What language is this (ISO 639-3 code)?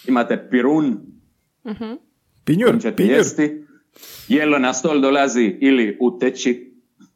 hrv